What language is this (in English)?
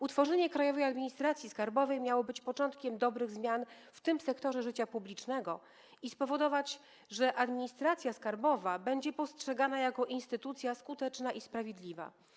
Polish